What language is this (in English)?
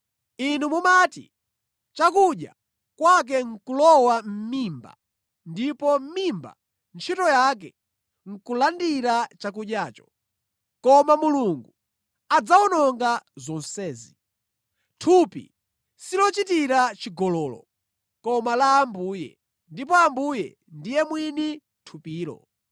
Nyanja